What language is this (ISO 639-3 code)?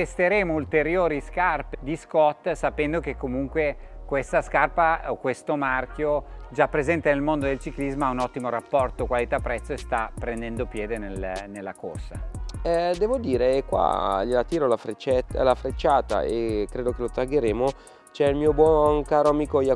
ita